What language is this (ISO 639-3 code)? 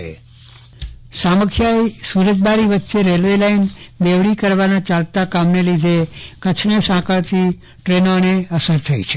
guj